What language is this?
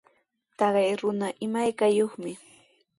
Sihuas Ancash Quechua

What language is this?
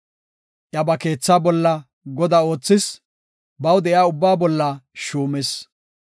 Gofa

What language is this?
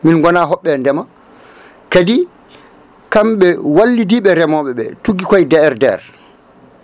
Fula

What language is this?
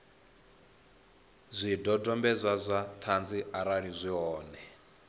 Venda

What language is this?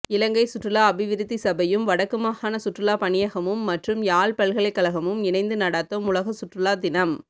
Tamil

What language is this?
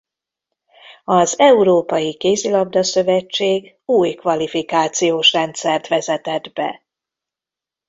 Hungarian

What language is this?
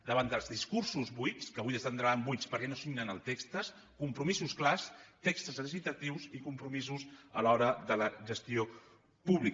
Catalan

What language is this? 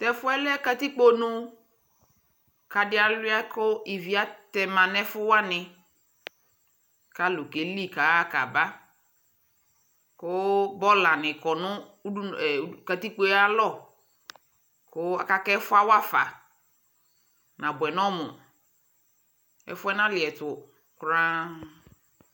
Ikposo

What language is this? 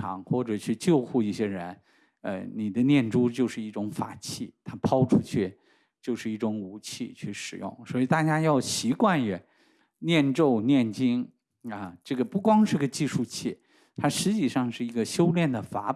Chinese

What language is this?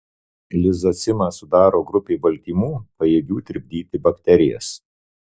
Lithuanian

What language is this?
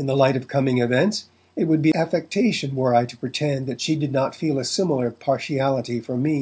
English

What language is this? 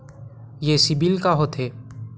Chhattisgarhi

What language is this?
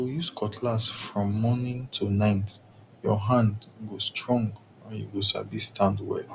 Nigerian Pidgin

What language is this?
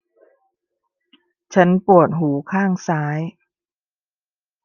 Thai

